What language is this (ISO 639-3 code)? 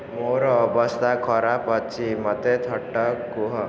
ori